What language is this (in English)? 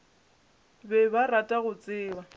Northern Sotho